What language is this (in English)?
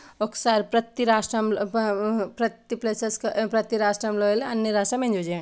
Telugu